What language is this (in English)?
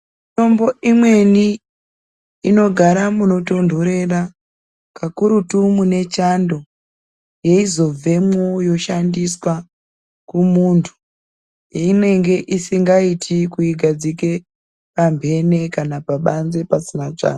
Ndau